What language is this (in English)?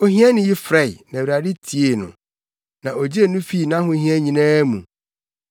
Akan